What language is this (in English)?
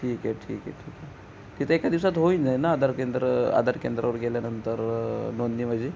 Marathi